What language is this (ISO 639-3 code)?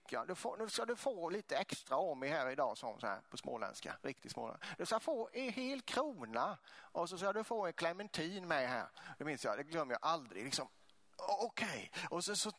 swe